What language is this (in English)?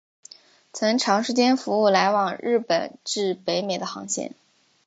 Chinese